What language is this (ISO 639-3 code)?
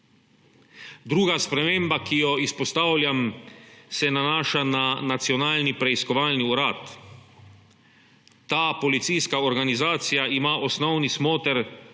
slv